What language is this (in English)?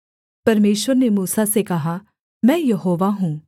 Hindi